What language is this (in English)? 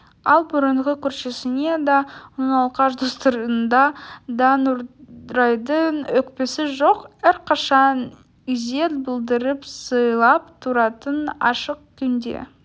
Kazakh